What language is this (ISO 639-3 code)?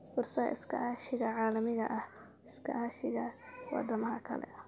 som